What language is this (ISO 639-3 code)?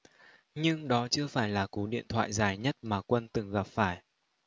vie